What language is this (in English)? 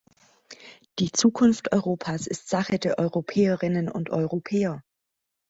German